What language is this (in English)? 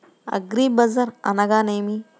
Telugu